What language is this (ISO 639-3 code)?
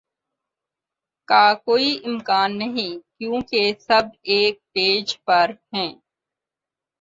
urd